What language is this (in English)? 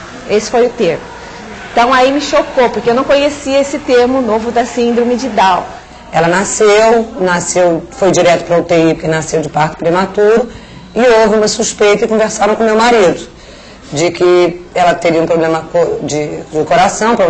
Portuguese